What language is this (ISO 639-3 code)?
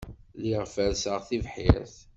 kab